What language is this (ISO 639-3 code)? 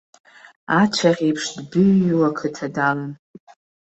abk